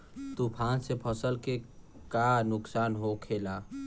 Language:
Bhojpuri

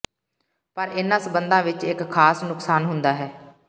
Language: Punjabi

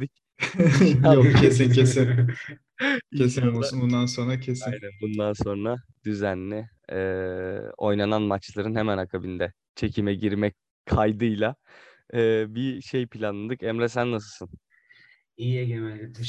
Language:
Turkish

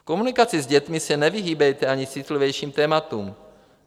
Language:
Czech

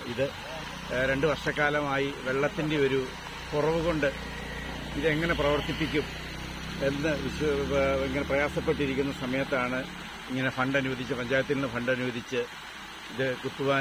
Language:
Turkish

